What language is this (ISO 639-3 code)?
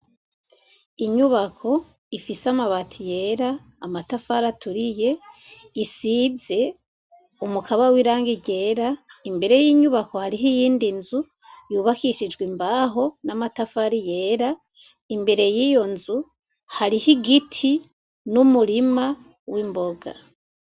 run